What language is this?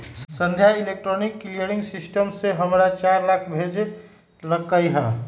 Magahi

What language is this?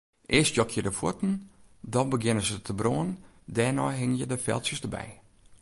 Western Frisian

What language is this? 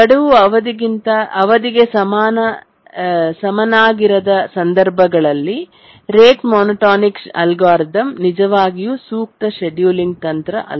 Kannada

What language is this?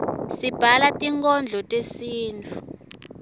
Swati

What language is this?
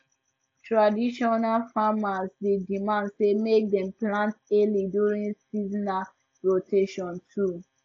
Nigerian Pidgin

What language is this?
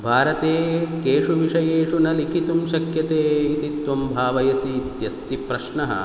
Sanskrit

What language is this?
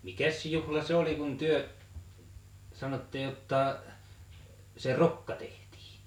Finnish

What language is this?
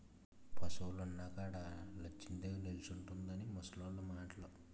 Telugu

